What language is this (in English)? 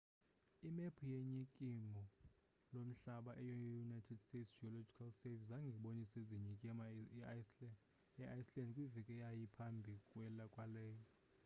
Xhosa